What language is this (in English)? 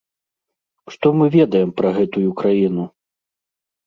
Belarusian